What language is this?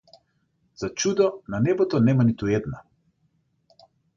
Macedonian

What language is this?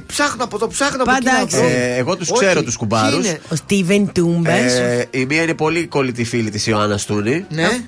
Greek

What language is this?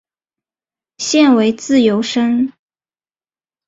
Chinese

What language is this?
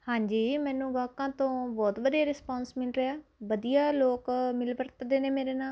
Punjabi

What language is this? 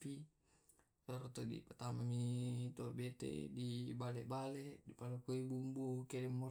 Tae'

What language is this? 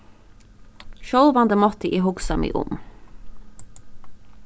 Faroese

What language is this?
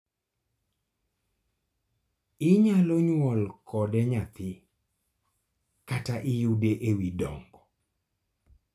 Luo (Kenya and Tanzania)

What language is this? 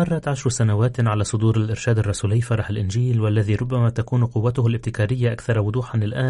Arabic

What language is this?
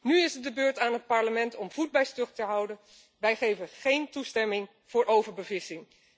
Dutch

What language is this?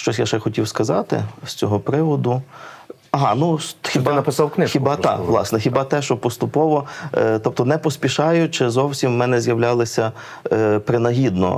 Ukrainian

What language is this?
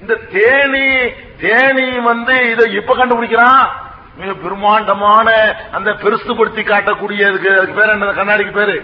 Tamil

